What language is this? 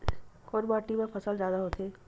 Chhattisgarhi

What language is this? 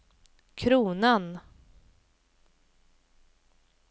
Swedish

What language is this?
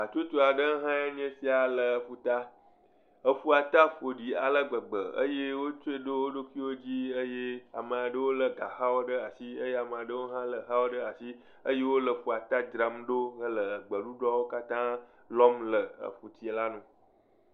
Ewe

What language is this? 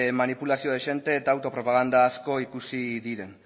Basque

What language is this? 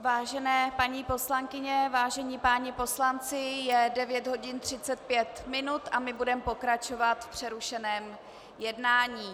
Czech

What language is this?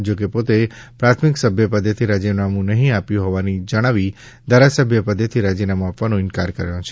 Gujarati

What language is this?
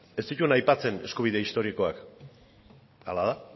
Basque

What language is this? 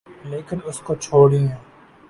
Urdu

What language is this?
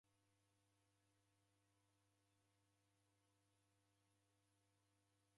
Taita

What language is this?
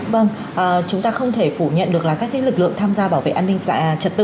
Vietnamese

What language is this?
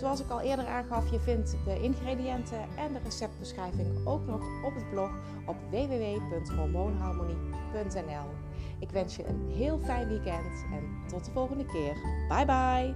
Dutch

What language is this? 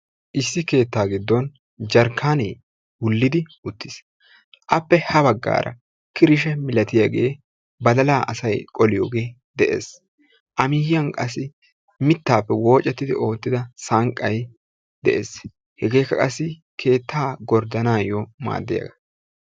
Wolaytta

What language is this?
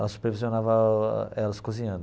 Portuguese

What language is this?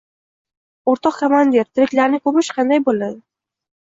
Uzbek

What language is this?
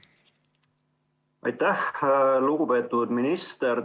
Estonian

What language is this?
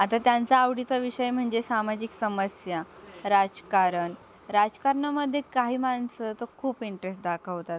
Marathi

